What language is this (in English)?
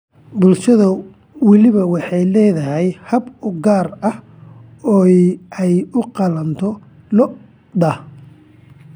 Somali